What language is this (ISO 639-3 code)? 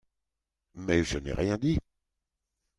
fra